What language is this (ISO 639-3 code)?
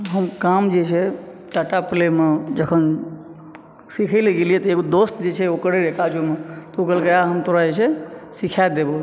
mai